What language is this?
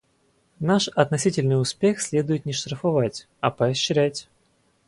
Russian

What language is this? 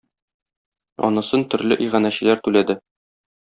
Tatar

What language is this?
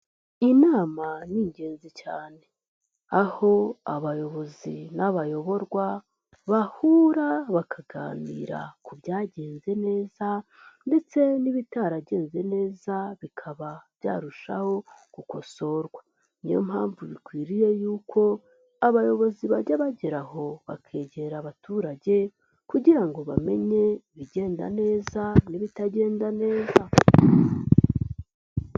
Kinyarwanda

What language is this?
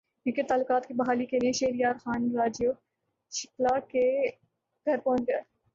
Urdu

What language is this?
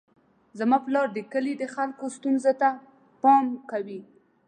Pashto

